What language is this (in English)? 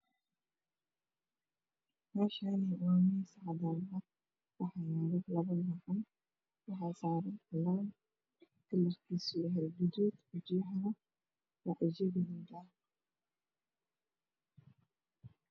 Somali